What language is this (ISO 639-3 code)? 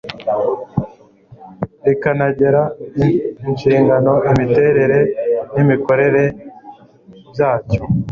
kin